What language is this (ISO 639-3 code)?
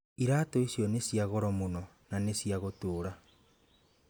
kik